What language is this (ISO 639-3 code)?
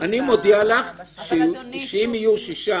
heb